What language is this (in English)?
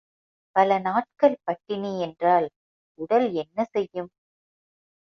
Tamil